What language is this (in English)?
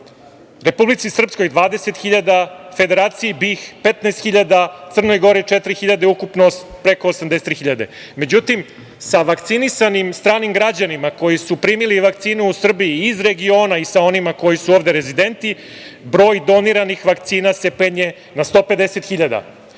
Serbian